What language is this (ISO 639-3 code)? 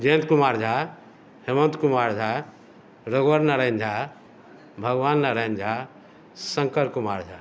mai